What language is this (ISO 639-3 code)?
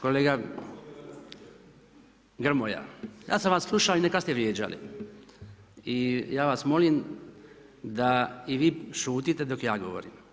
hrv